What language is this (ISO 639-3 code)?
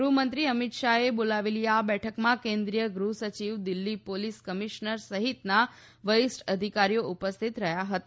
guj